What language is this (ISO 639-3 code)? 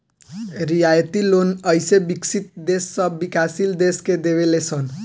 bho